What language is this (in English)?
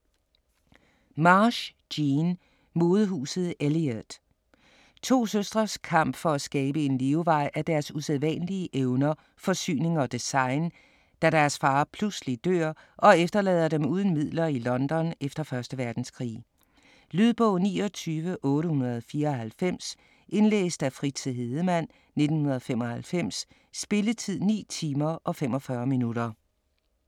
Danish